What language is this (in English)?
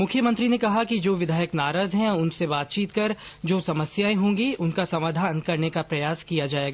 Hindi